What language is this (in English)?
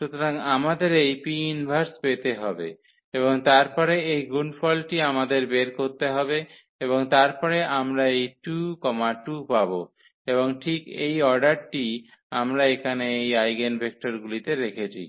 Bangla